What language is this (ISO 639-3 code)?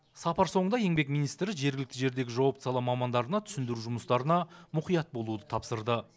kaz